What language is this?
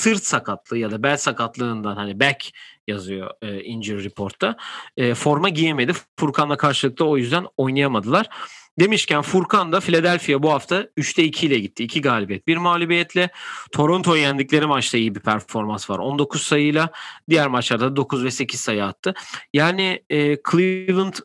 Turkish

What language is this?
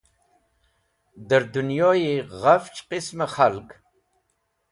Wakhi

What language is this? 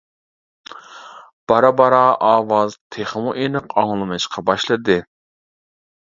Uyghur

